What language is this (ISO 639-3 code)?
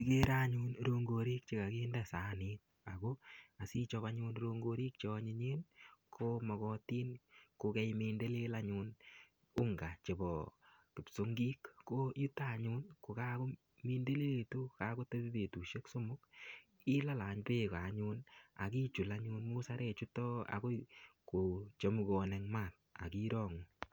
kln